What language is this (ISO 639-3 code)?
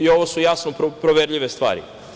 srp